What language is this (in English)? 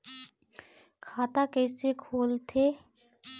Chhattisgarhi